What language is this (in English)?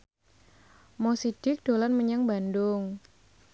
Javanese